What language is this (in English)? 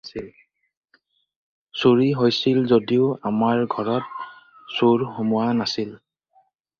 Assamese